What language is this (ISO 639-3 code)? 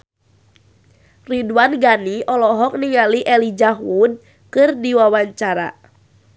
sun